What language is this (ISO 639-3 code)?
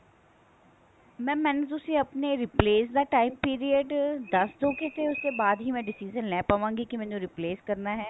pan